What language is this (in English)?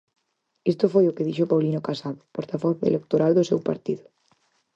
Galician